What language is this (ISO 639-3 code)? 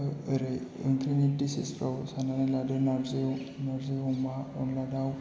brx